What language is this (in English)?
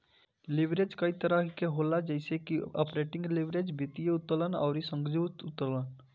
Bhojpuri